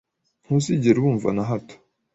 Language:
Kinyarwanda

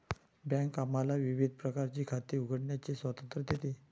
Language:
Marathi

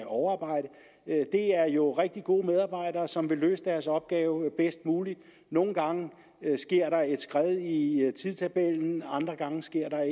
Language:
Danish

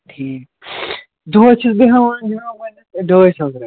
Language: Kashmiri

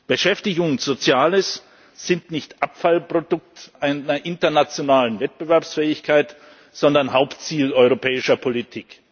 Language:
German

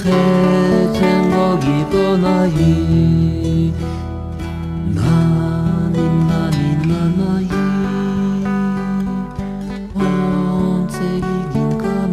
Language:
Turkish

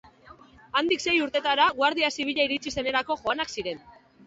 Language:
Basque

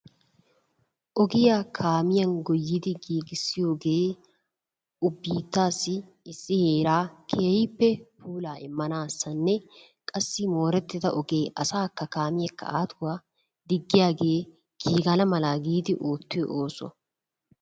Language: Wolaytta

